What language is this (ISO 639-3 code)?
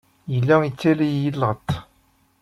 kab